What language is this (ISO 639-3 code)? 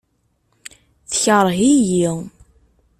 kab